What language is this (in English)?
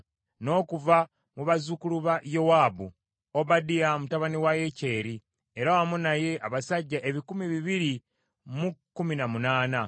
Ganda